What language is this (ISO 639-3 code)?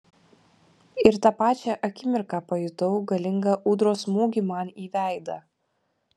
lit